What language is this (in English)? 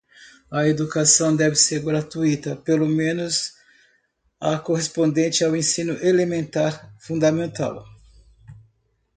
Portuguese